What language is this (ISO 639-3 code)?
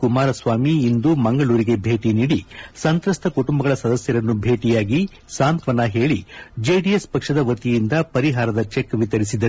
kan